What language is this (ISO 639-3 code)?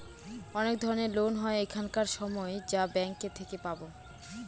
ben